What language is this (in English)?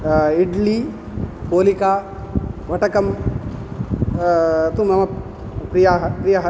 Sanskrit